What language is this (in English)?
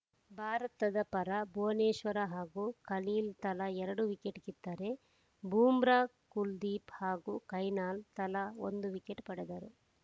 Kannada